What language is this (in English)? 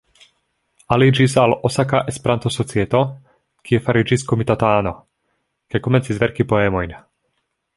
Esperanto